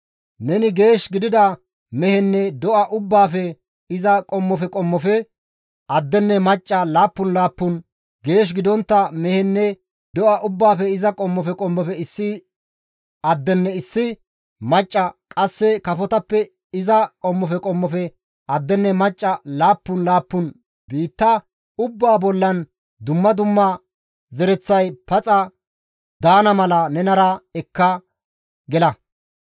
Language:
Gamo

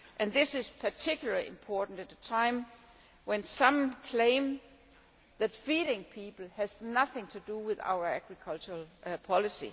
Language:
English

